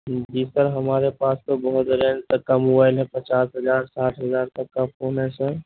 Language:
Urdu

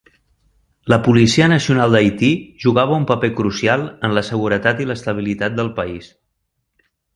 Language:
Catalan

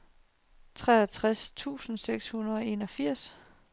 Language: Danish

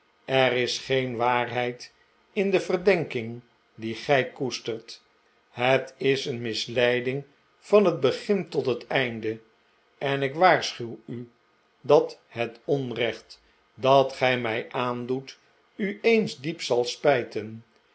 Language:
Dutch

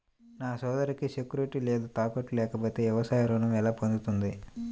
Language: Telugu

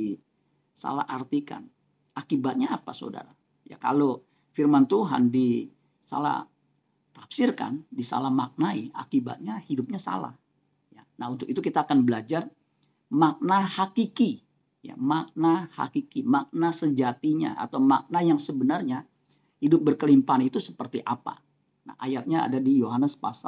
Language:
Indonesian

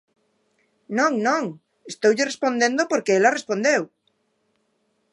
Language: Galician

